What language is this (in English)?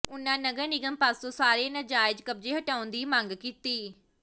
Punjabi